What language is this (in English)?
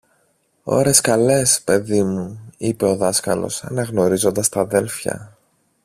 Greek